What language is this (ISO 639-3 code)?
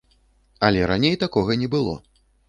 bel